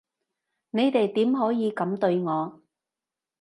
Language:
Cantonese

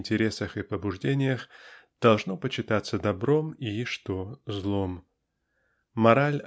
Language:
Russian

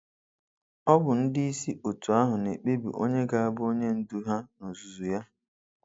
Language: Igbo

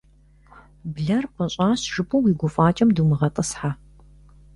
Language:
Kabardian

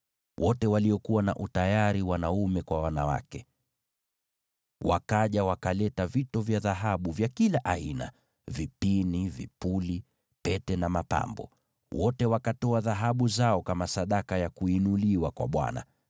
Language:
Swahili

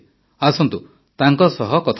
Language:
Odia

